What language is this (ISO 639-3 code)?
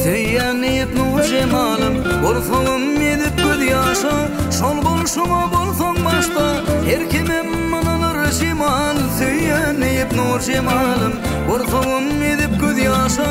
tur